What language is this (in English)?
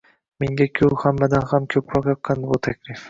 Uzbek